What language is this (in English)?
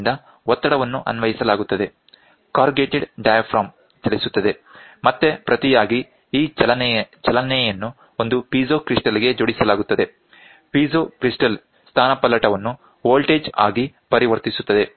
Kannada